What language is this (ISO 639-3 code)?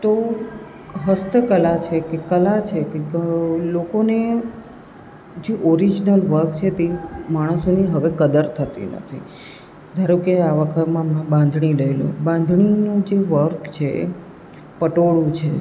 guj